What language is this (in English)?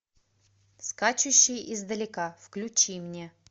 Russian